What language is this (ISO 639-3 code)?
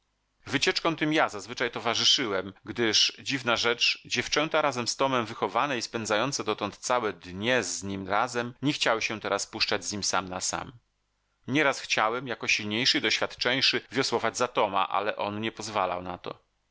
pol